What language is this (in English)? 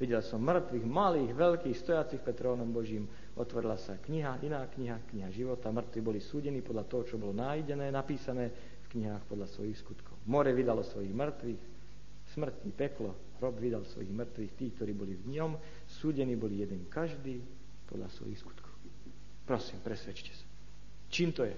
Slovak